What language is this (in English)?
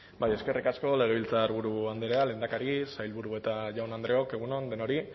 Basque